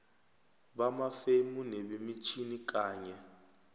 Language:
South Ndebele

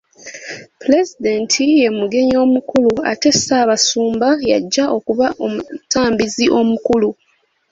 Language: Ganda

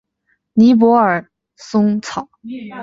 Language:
Chinese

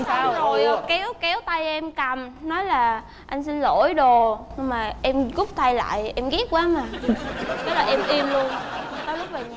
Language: Vietnamese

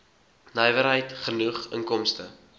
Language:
Afrikaans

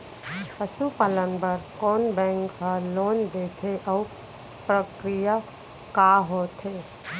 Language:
Chhattisgarhi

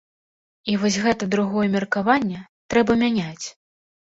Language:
Belarusian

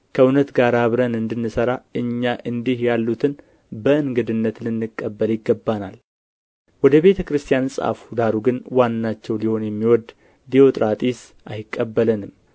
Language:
Amharic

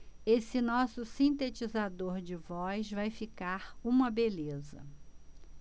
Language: Portuguese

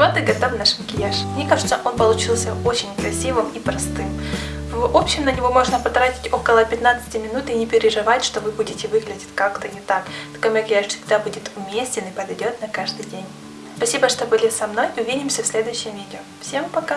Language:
Russian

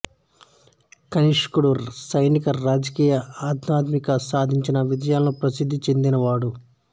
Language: Telugu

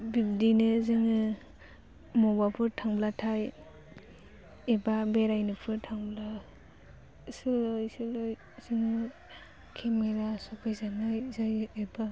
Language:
Bodo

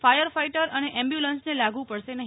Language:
Gujarati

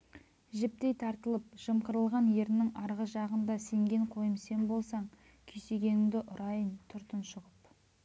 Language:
Kazakh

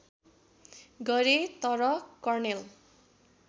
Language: Nepali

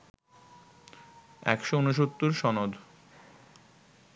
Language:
Bangla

